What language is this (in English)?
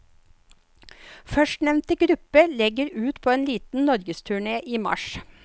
Norwegian